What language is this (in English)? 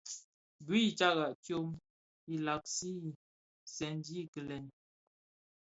Bafia